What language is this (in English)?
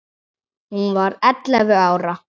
Icelandic